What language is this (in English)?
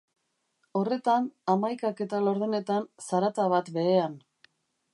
Basque